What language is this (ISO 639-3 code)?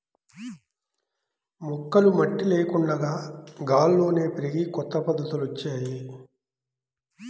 tel